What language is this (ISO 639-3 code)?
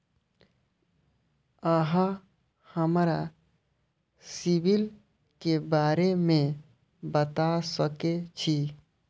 mai